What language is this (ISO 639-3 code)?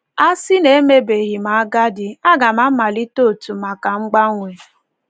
ibo